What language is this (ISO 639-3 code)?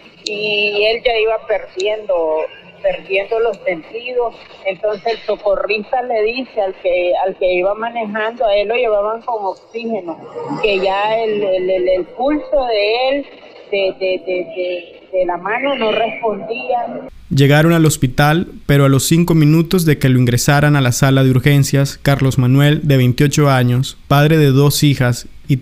spa